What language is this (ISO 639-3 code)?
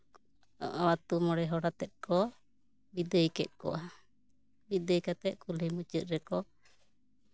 sat